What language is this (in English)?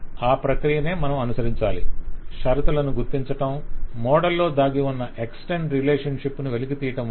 Telugu